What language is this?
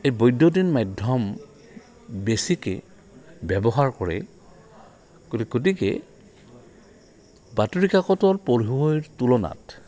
Assamese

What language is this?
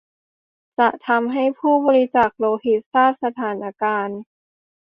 Thai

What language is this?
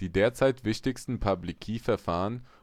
German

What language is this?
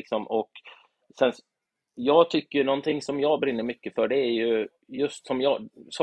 Swedish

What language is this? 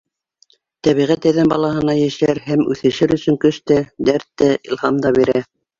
Bashkir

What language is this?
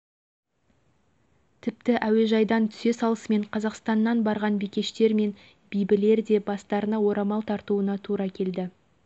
Kazakh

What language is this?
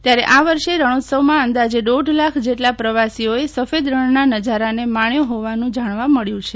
Gujarati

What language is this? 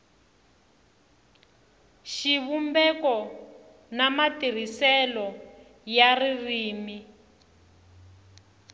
Tsonga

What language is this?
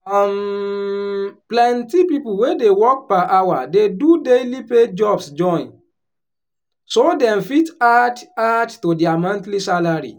Nigerian Pidgin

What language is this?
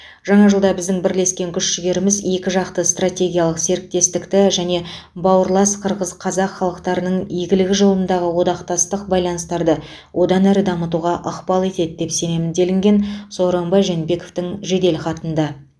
Kazakh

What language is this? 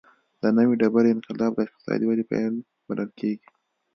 Pashto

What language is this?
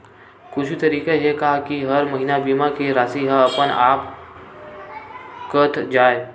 Chhattisgarhi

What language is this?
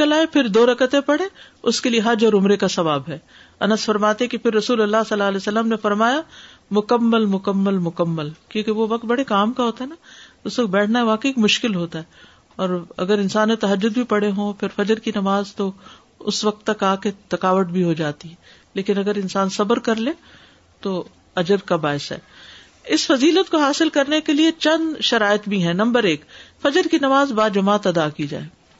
Urdu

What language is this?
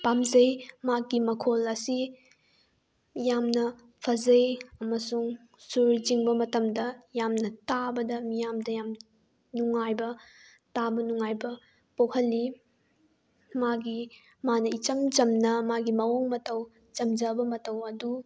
Manipuri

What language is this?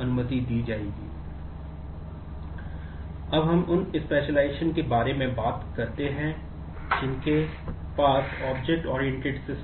Hindi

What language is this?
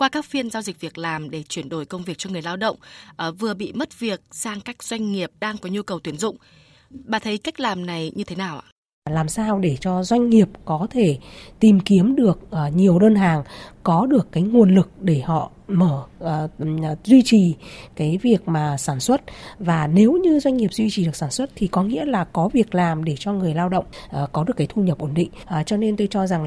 Vietnamese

